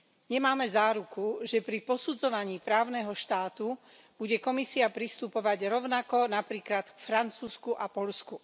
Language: Slovak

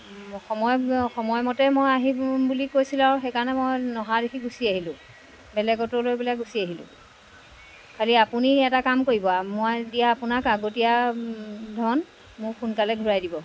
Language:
Assamese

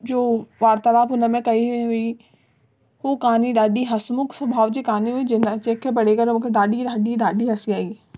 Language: Sindhi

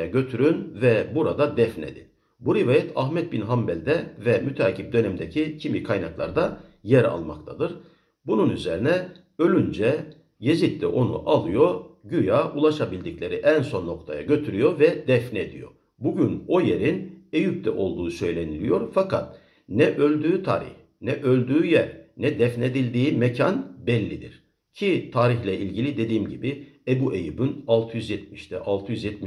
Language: Turkish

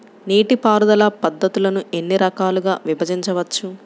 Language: Telugu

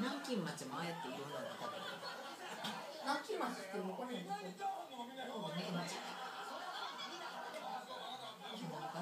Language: Japanese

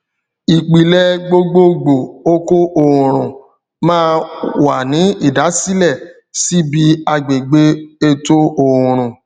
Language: Yoruba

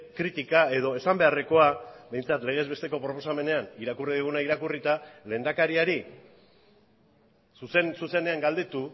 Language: Basque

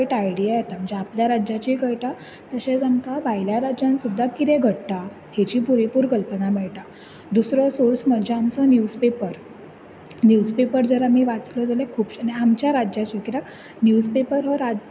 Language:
Konkani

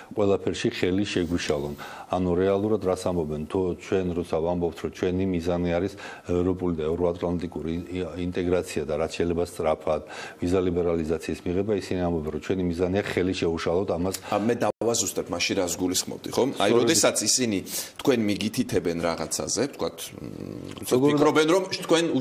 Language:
Russian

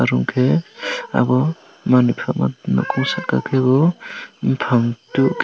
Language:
Kok Borok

